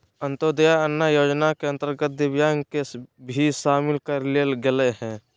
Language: Magahi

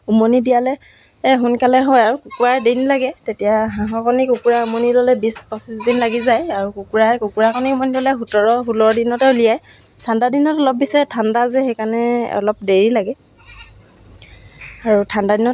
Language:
Assamese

